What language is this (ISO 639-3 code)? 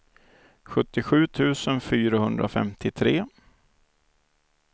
swe